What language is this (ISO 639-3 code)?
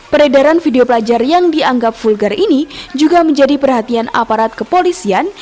ind